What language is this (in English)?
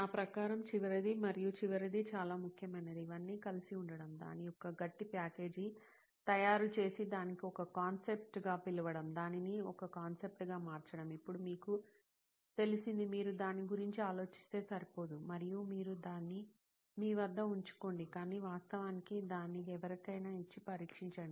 Telugu